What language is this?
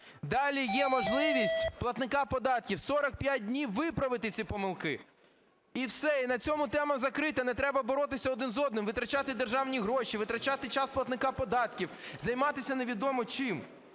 Ukrainian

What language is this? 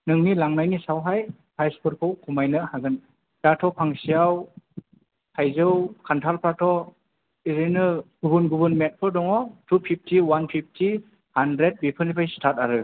Bodo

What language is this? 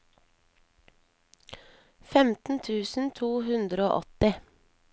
Norwegian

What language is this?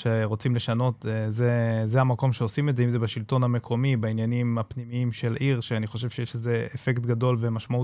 Hebrew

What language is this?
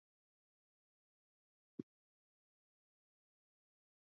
Swahili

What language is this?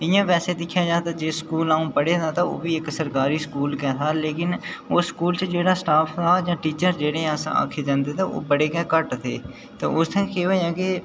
Dogri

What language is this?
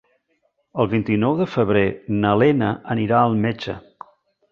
Catalan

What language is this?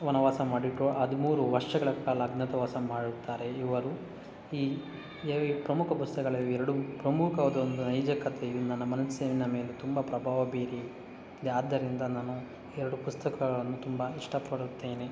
Kannada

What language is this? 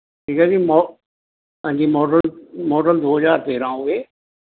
Punjabi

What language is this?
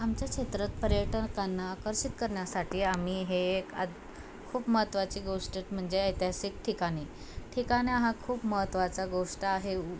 Marathi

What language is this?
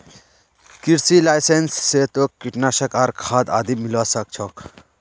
Magahi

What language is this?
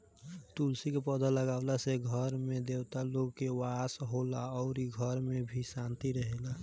Bhojpuri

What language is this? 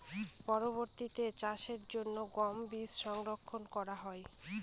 Bangla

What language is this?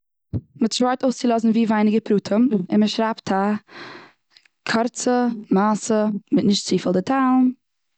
Yiddish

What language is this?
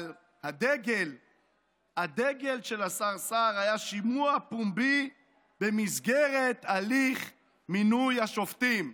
Hebrew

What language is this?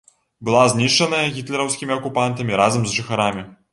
Belarusian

